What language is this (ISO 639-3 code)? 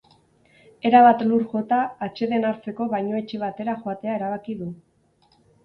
eus